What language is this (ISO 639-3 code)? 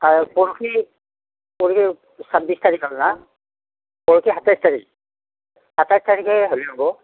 asm